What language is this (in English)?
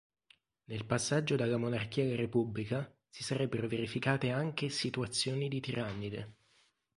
Italian